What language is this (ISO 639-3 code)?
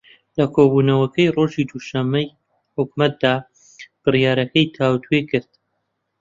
ckb